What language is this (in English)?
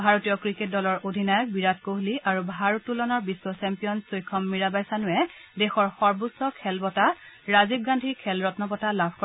Assamese